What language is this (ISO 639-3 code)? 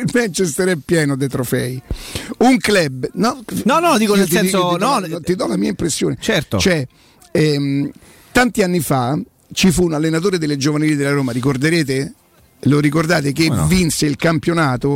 ita